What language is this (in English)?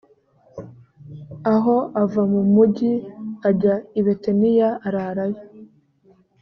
Kinyarwanda